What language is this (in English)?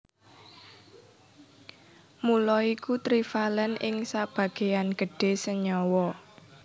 Javanese